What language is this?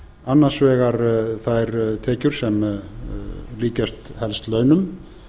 Icelandic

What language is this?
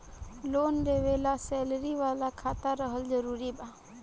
Bhojpuri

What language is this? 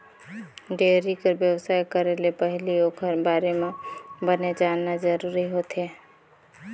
Chhattisgarhi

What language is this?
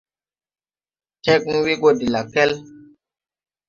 Tupuri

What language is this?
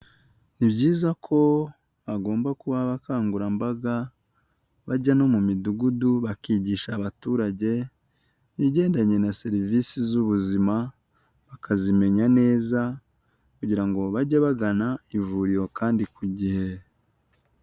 Kinyarwanda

